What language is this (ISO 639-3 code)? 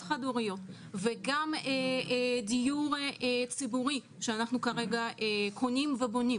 heb